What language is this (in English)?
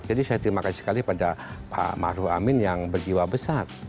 Indonesian